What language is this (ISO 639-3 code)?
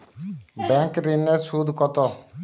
ben